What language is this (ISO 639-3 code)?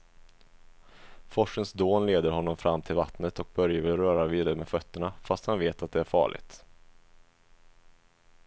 swe